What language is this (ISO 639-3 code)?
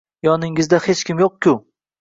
uzb